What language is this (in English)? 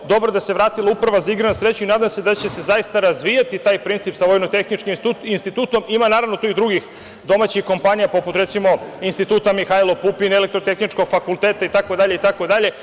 Serbian